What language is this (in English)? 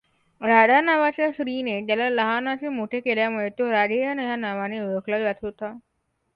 Marathi